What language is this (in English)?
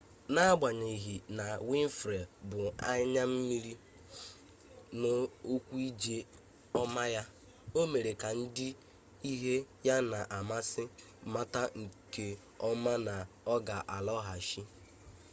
Igbo